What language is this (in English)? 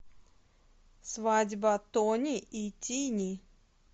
Russian